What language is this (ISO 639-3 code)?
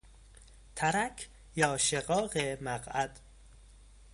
fas